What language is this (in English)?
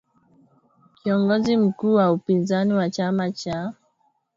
Swahili